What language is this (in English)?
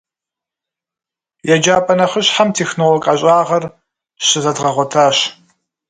Kabardian